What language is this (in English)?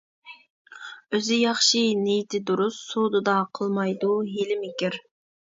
Uyghur